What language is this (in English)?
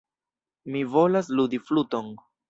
Esperanto